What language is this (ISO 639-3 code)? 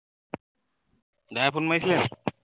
asm